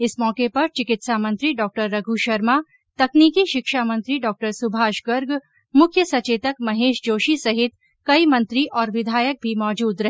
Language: Hindi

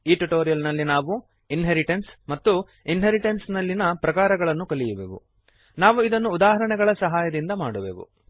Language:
Kannada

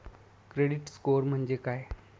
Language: Marathi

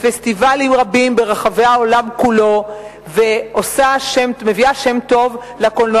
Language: Hebrew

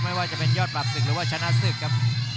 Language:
Thai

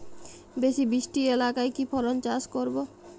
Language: Bangla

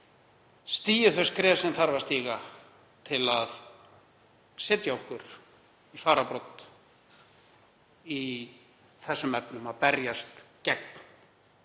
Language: Icelandic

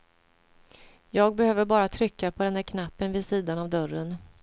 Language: Swedish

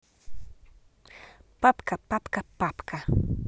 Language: Russian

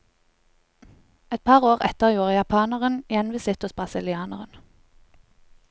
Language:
Norwegian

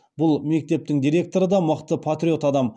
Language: Kazakh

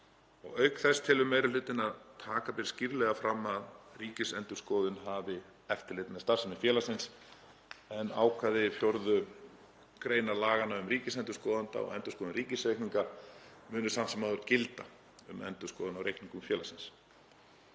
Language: Icelandic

